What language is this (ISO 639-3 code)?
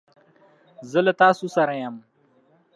pus